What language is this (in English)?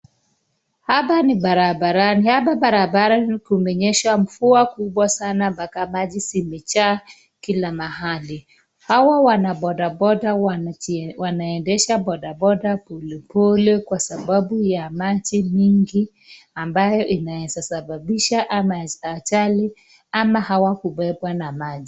Swahili